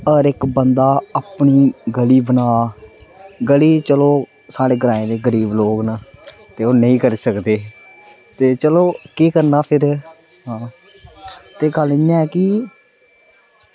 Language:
Dogri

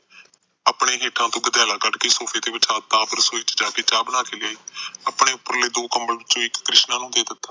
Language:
Punjabi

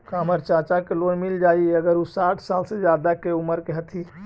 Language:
Magahi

